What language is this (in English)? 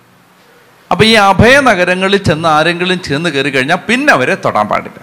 Malayalam